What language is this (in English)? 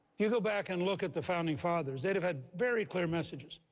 English